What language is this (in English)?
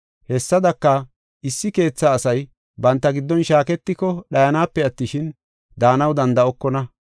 Gofa